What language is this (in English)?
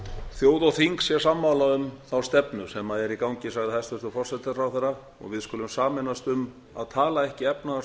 Icelandic